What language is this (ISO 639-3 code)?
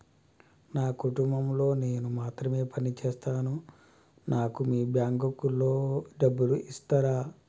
tel